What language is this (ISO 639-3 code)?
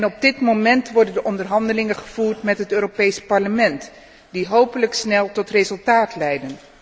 nld